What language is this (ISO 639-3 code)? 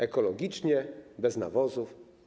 pol